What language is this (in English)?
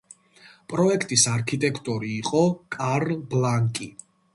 Georgian